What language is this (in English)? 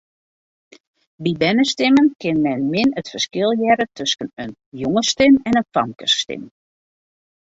Western Frisian